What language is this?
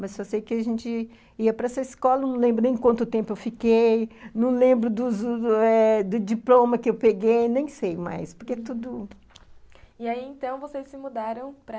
Portuguese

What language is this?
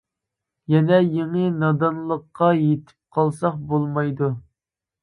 Uyghur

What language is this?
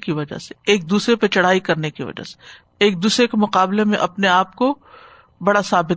Urdu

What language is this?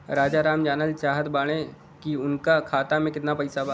Bhojpuri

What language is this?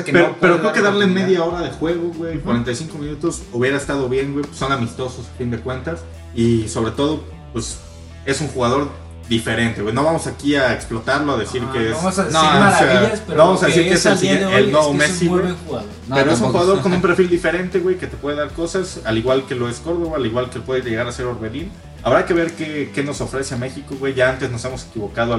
Spanish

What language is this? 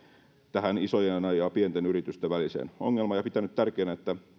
Finnish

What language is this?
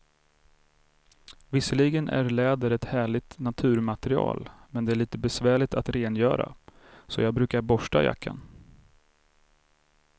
Swedish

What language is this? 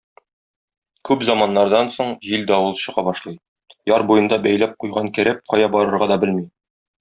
Tatar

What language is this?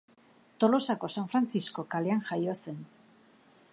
Basque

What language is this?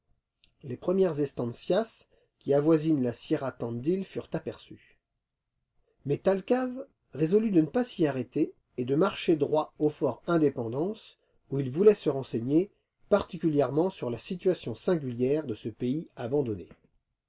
French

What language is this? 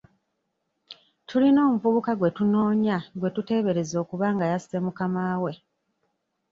Ganda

